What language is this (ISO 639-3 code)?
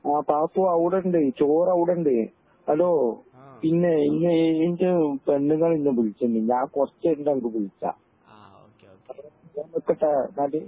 mal